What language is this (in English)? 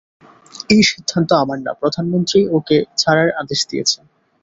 Bangla